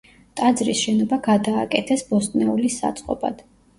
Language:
Georgian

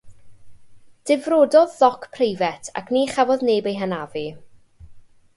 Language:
Welsh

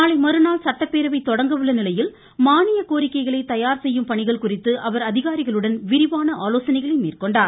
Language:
Tamil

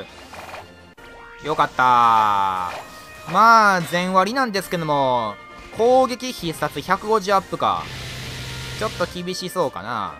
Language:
Japanese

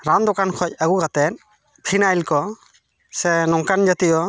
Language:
Santali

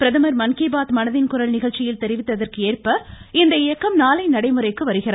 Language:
Tamil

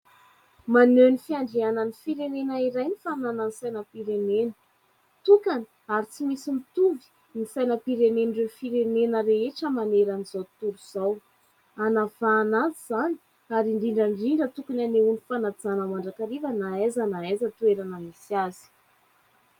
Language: Malagasy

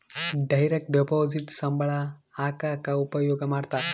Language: Kannada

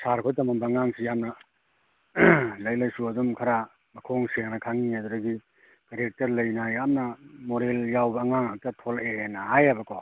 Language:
Manipuri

